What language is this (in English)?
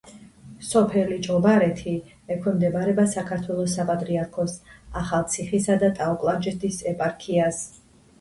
Georgian